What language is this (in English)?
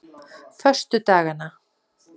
Icelandic